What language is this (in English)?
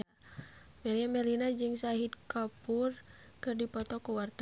Sundanese